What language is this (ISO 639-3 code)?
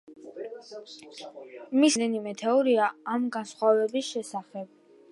kat